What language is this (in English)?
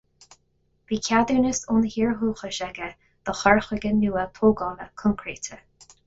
Irish